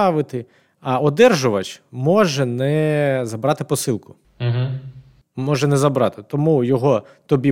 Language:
Ukrainian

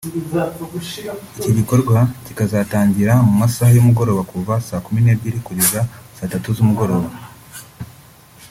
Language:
Kinyarwanda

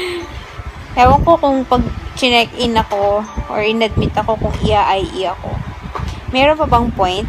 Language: Filipino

